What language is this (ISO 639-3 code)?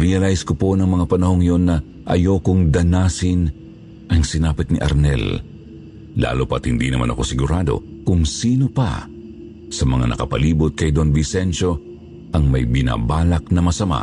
fil